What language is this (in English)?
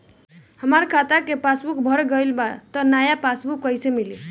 Bhojpuri